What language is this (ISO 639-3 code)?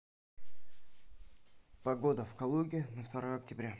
rus